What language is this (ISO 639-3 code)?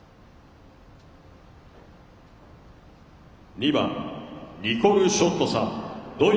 jpn